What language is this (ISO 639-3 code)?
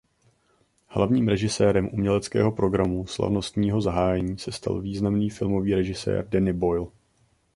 ces